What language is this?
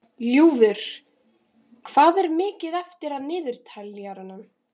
Icelandic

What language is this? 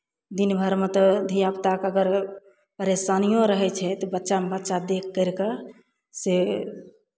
Maithili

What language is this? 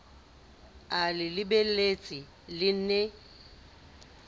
Southern Sotho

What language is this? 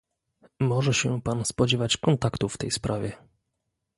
Polish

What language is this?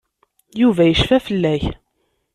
Kabyle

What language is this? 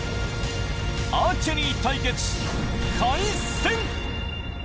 Japanese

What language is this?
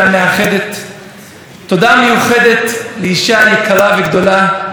Hebrew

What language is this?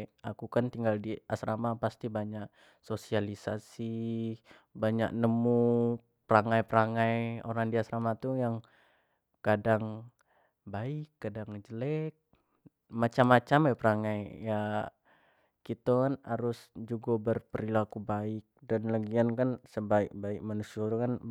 Jambi Malay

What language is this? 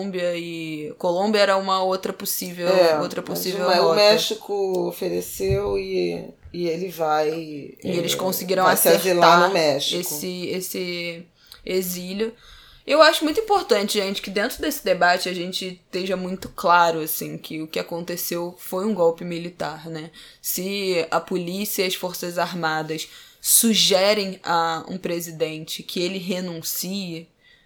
Portuguese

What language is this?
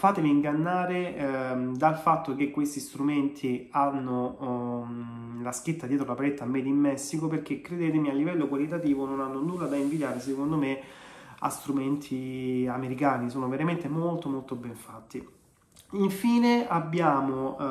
Italian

